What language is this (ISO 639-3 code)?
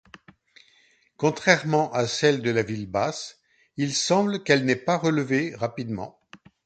fra